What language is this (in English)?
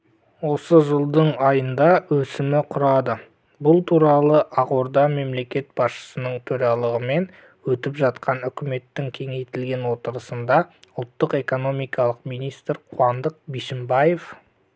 Kazakh